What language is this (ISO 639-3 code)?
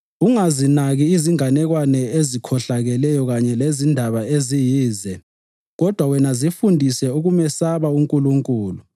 nde